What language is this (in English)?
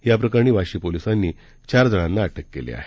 Marathi